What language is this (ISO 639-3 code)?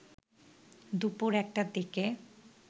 ben